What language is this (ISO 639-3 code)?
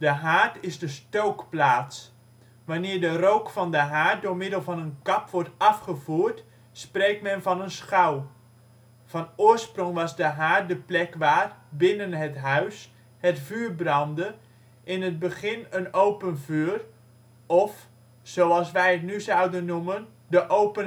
nld